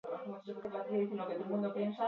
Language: Basque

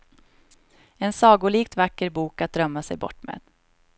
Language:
Swedish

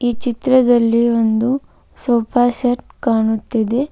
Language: Kannada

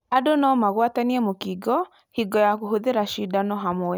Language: Kikuyu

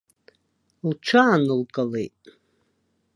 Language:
Abkhazian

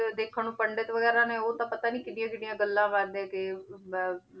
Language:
Punjabi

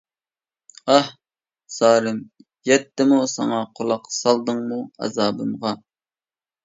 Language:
Uyghur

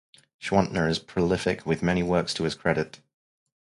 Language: English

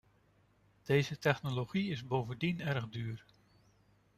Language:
Dutch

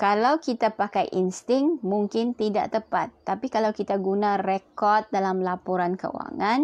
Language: Malay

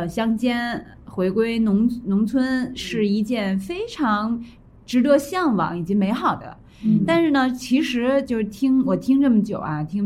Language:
Chinese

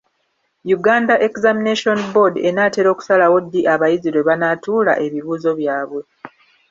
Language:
Ganda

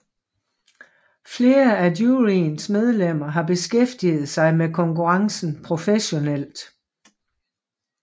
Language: Danish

